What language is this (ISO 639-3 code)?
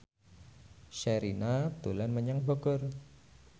jav